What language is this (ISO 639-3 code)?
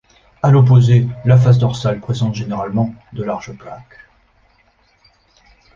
fra